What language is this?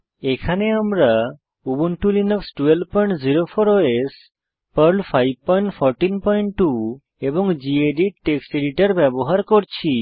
Bangla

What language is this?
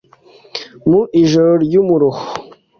Kinyarwanda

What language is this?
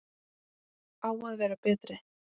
Icelandic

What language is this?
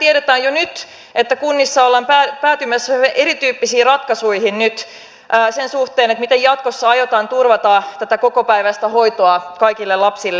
Finnish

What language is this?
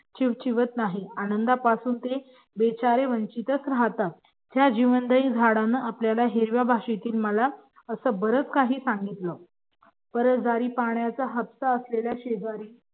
Marathi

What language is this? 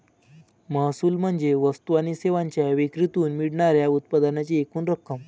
Marathi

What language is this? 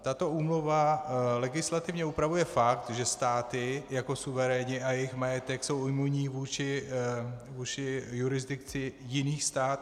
Czech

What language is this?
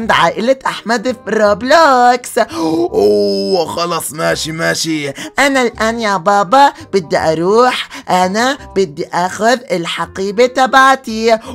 Arabic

